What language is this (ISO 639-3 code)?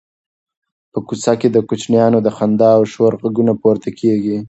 pus